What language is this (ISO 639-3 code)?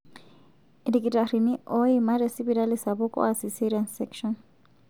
mas